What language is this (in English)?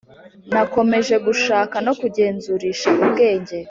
Kinyarwanda